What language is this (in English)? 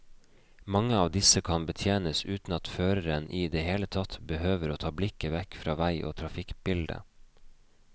Norwegian